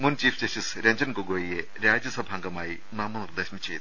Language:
Malayalam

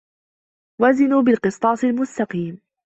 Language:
Arabic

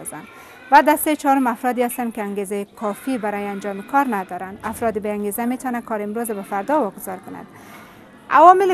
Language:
Persian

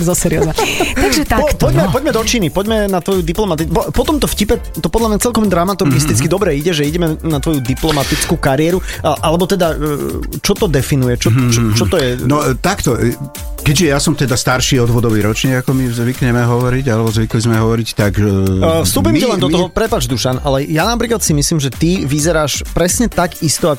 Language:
Slovak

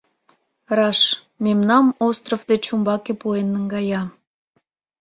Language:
Mari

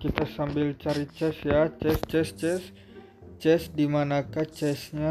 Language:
Indonesian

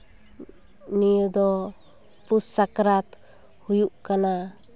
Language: Santali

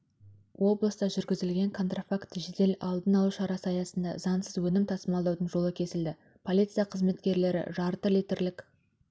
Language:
Kazakh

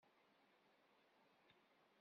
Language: Kabyle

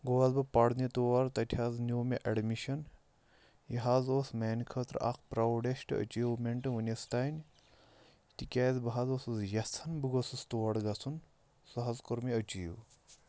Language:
Kashmiri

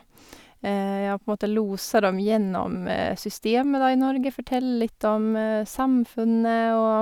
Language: Norwegian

